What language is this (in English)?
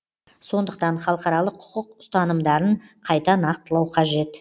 Kazakh